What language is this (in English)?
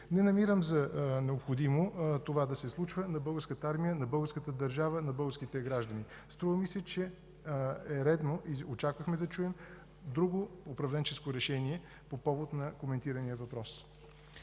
Bulgarian